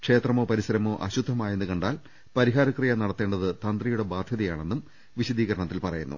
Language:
Malayalam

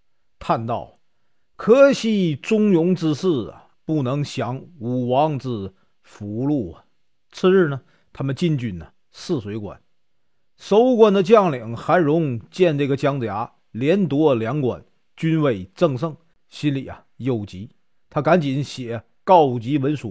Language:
Chinese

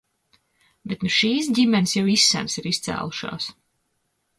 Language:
Latvian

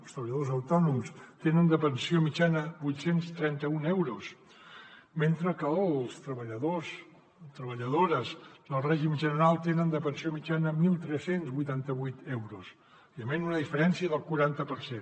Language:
Catalan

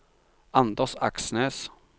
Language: Norwegian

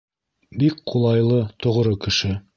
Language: Bashkir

